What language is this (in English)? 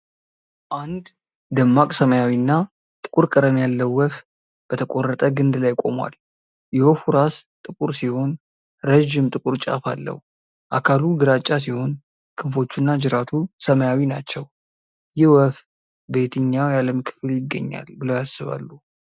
Amharic